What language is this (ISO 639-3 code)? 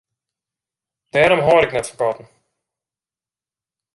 fry